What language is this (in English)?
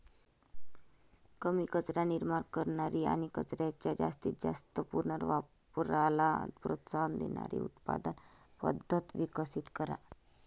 Marathi